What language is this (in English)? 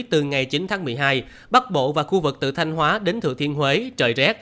Vietnamese